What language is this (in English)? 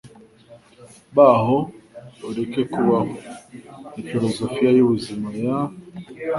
Kinyarwanda